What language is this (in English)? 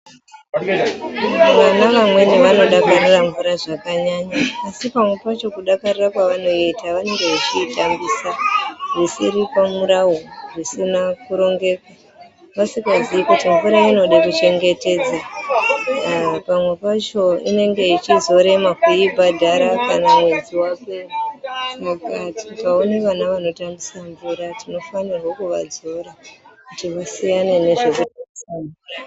Ndau